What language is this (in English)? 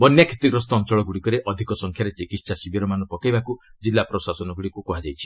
Odia